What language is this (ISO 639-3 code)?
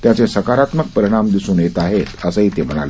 mar